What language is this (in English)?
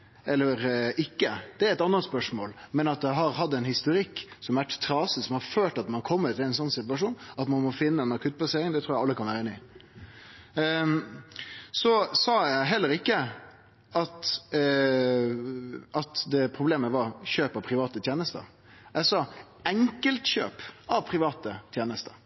Norwegian Nynorsk